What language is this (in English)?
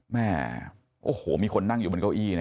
Thai